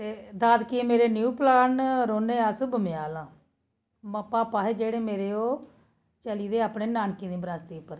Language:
Dogri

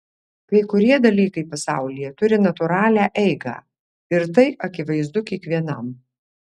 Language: Lithuanian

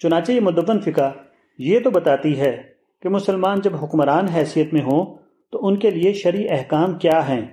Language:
Urdu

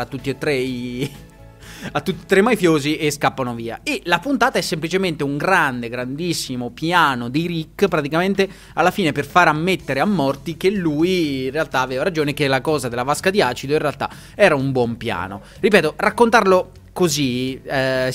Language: Italian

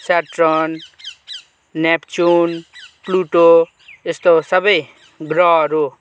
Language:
Nepali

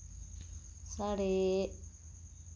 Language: Dogri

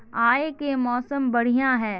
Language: Magahi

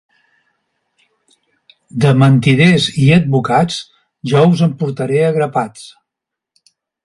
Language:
Catalan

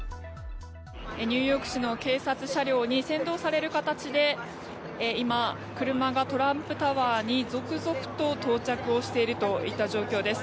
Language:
Japanese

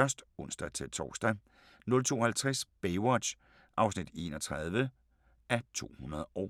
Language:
Danish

